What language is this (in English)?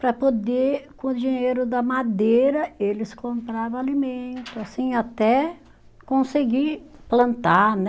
Portuguese